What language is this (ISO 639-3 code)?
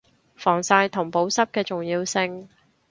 yue